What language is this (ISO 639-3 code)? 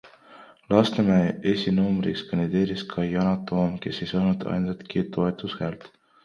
est